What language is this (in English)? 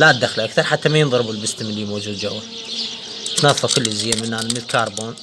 Arabic